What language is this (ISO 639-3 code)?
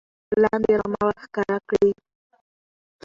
pus